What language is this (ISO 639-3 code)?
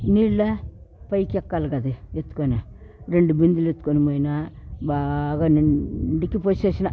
tel